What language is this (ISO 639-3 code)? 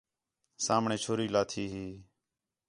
xhe